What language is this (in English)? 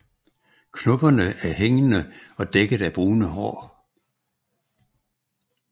Danish